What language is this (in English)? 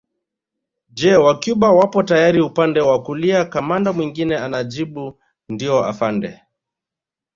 Swahili